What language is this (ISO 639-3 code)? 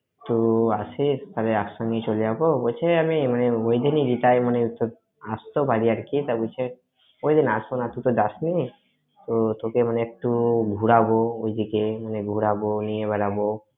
ben